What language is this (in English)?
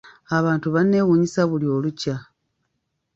Ganda